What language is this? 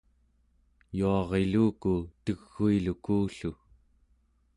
Central Yupik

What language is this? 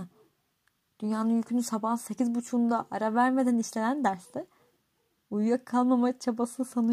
Turkish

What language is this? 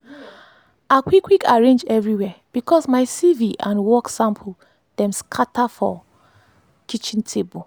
Nigerian Pidgin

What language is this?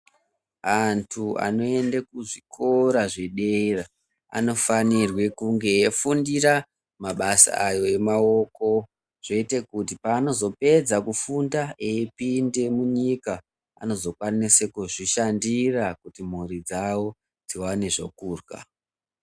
Ndau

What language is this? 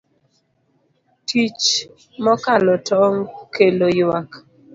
Luo (Kenya and Tanzania)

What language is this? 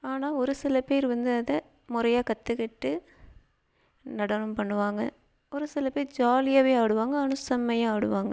Tamil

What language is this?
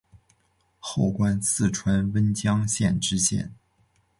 Chinese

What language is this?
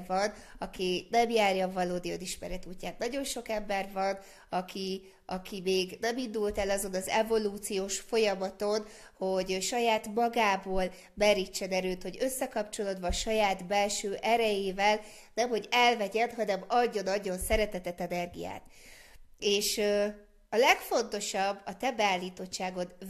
Hungarian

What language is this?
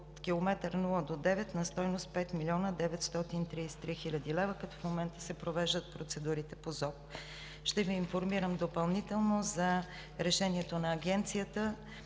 Bulgarian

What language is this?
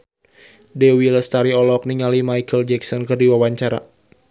Sundanese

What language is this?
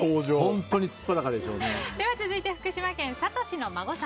Japanese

